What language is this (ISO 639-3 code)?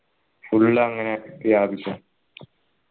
mal